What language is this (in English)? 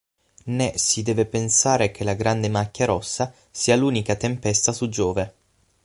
Italian